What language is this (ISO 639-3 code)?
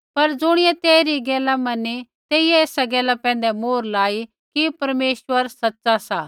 kfx